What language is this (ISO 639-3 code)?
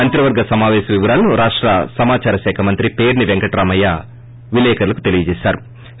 tel